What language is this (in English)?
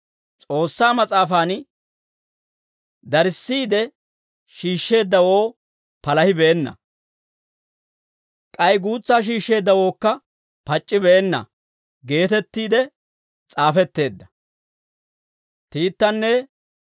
Dawro